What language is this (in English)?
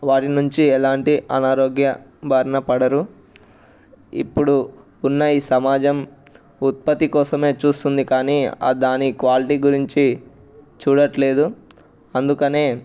Telugu